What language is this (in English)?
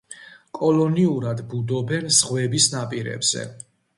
Georgian